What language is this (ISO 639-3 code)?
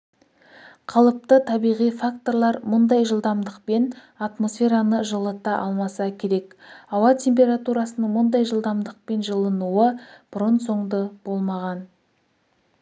kaz